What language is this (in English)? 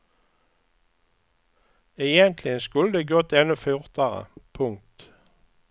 Swedish